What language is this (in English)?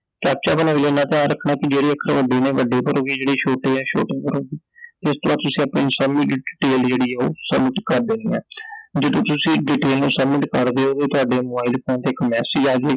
Punjabi